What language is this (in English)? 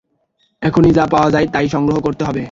Bangla